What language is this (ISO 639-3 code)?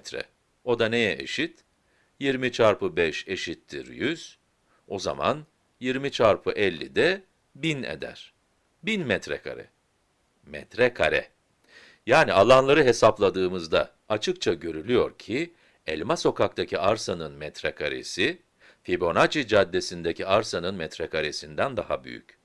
tur